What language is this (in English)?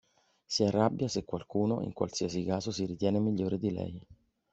Italian